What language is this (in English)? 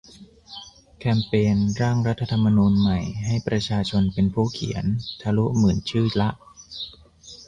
Thai